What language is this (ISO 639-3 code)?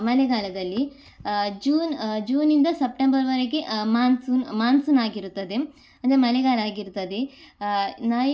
kan